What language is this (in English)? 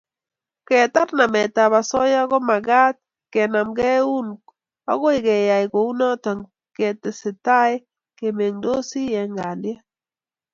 Kalenjin